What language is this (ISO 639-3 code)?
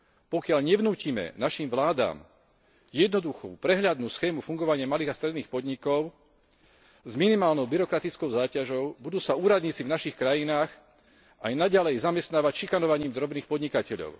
slk